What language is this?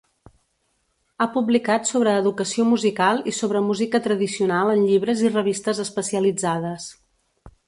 Catalan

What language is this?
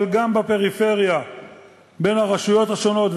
Hebrew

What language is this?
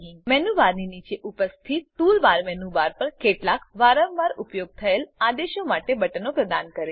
Gujarati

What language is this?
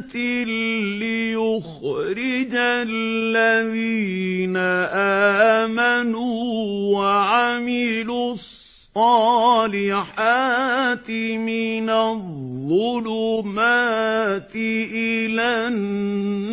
Arabic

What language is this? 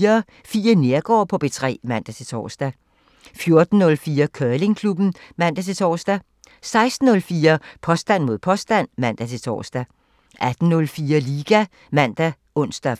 Danish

